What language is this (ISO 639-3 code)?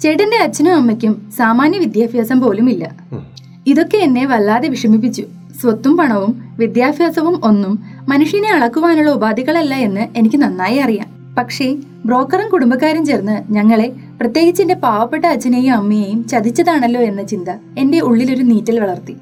mal